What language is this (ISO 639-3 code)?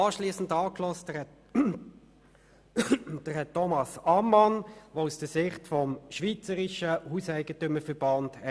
gsw